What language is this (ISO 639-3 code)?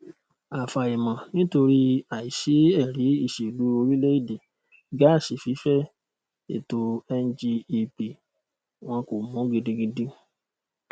yor